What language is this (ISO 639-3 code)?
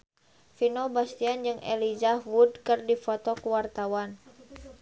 sun